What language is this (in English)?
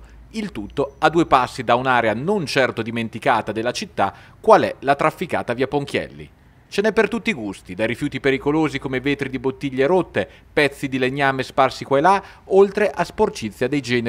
Italian